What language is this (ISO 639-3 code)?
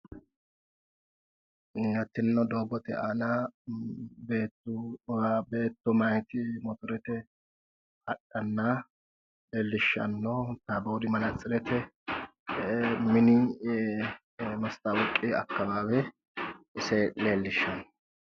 sid